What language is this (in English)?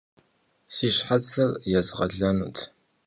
Kabardian